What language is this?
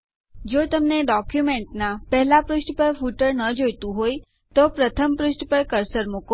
Gujarati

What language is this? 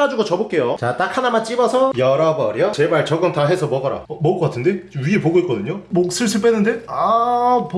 Korean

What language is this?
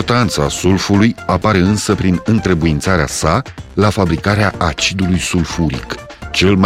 Romanian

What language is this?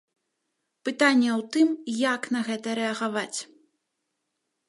Belarusian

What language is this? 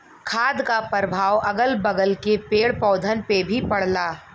Bhojpuri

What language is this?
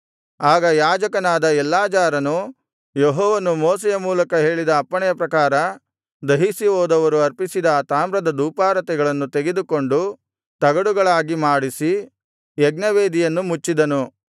Kannada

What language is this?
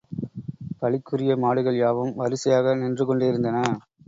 Tamil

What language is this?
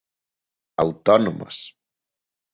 Galician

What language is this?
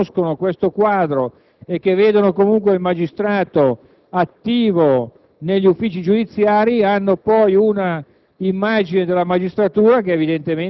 Italian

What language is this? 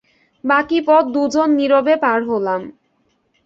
Bangla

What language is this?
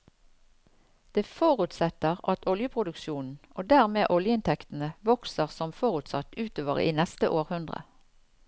Norwegian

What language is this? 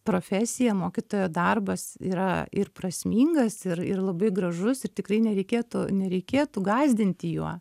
Lithuanian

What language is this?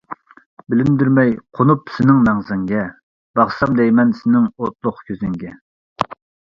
Uyghur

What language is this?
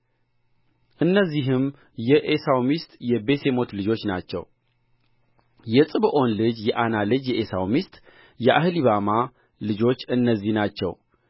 Amharic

